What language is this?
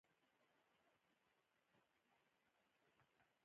Pashto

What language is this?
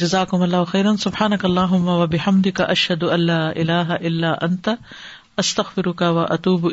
Urdu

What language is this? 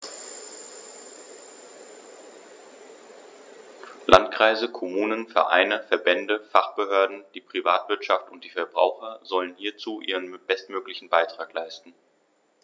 German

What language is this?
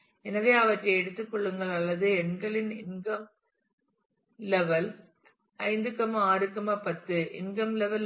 Tamil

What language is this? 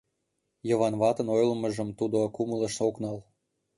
Mari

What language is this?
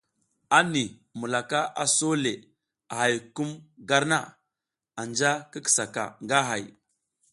South Giziga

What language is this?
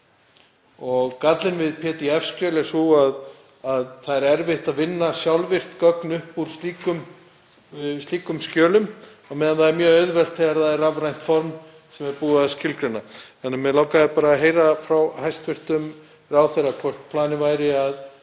Icelandic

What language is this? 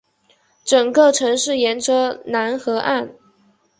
Chinese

